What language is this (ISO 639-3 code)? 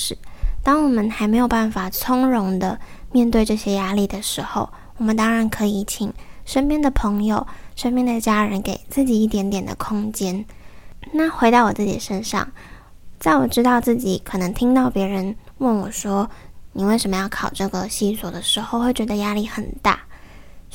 zho